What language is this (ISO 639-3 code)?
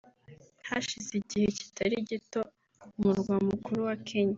kin